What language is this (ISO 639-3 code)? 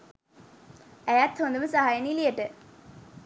sin